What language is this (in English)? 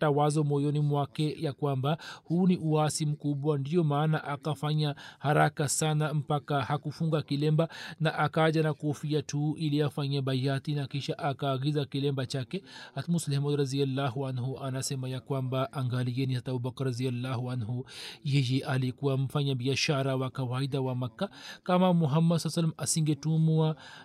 Swahili